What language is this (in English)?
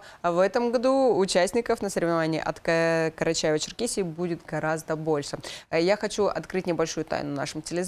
Russian